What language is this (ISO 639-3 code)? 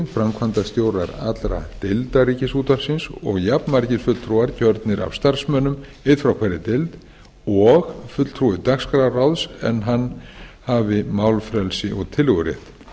isl